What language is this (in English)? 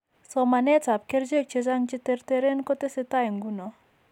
Kalenjin